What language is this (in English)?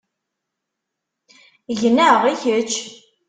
Kabyle